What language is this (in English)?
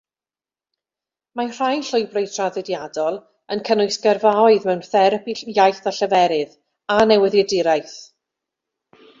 Welsh